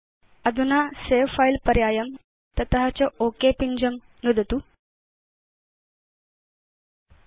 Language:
Sanskrit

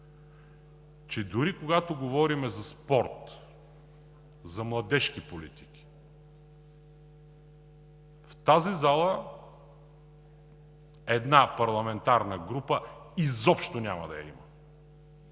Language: Bulgarian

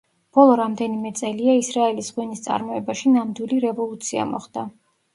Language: Georgian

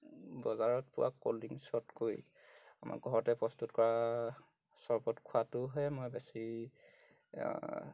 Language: Assamese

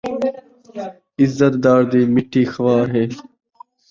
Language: Saraiki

